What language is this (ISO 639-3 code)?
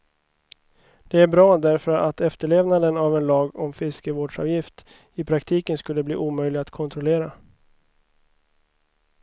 swe